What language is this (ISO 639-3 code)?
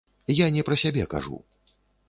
bel